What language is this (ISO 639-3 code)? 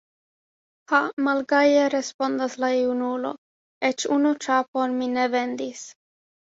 epo